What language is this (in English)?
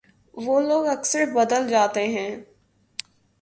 Urdu